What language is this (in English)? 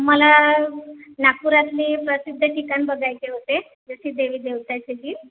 Marathi